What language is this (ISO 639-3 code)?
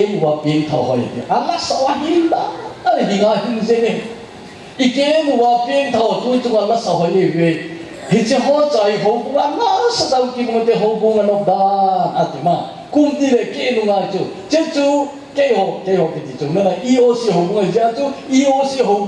kor